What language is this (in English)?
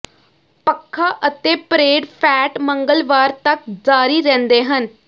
Punjabi